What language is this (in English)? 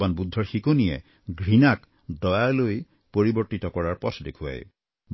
Assamese